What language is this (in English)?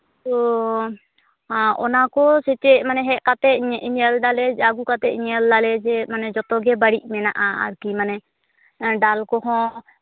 Santali